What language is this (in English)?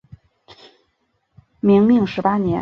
Chinese